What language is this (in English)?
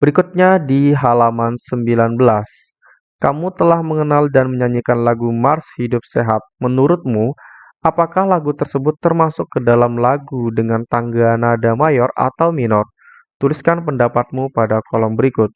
Indonesian